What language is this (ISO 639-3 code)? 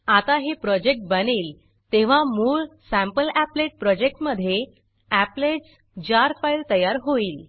mar